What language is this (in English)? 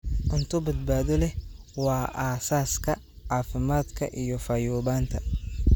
Somali